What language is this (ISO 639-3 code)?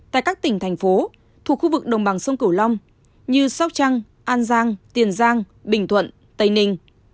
vie